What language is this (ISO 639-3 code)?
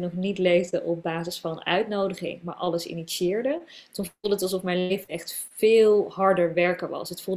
nld